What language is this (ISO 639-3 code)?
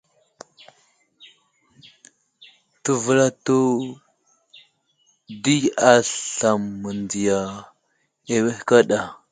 udl